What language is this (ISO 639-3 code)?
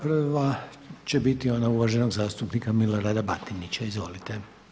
hrv